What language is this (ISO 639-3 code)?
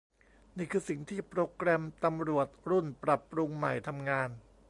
tha